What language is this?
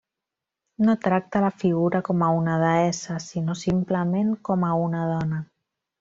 Catalan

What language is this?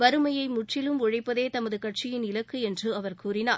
Tamil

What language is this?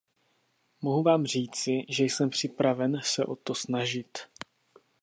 Czech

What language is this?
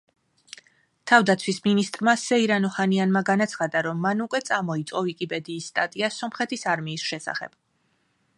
Georgian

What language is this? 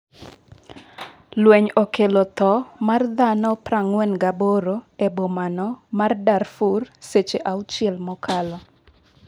Luo (Kenya and Tanzania)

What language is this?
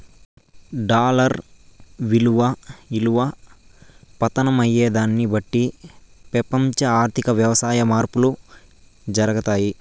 Telugu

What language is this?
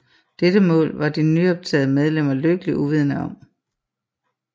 Danish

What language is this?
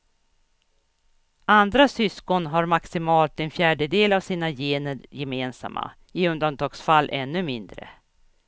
Swedish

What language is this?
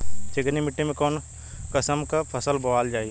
Bhojpuri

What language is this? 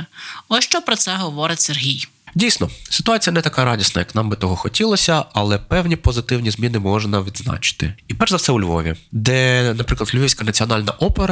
Ukrainian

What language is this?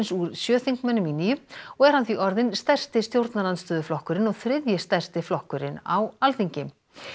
Icelandic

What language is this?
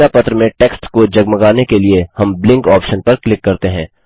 Hindi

